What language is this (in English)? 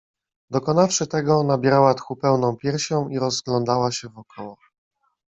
Polish